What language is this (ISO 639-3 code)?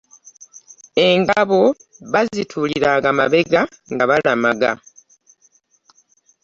lug